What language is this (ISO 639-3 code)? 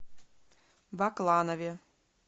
rus